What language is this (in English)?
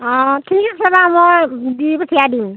Assamese